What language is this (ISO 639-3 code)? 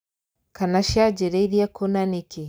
kik